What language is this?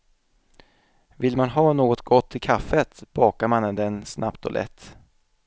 Swedish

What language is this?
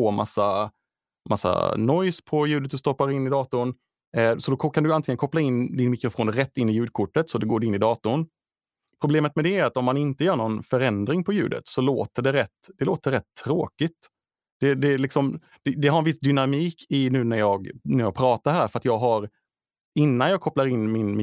Swedish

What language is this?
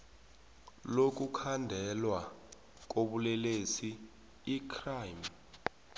South Ndebele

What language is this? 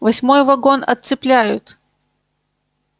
Russian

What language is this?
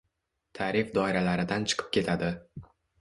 Uzbek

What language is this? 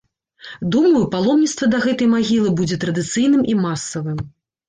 Belarusian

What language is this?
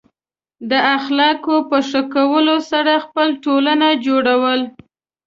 Pashto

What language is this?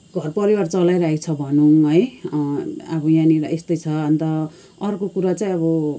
Nepali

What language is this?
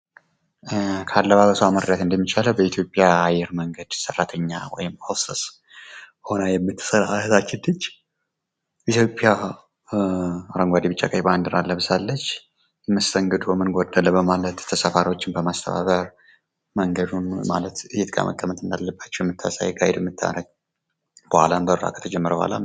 Amharic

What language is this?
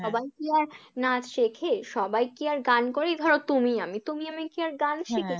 Bangla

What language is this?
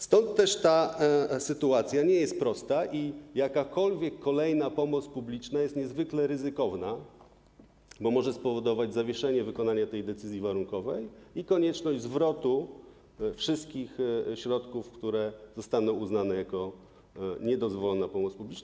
Polish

